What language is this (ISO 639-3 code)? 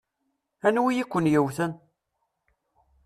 kab